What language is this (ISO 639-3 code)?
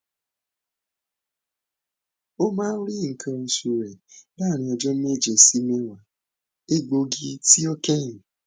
yor